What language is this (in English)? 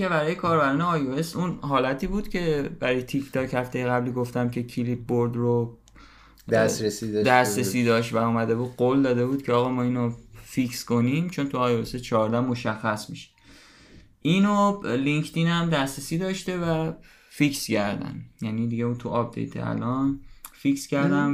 Persian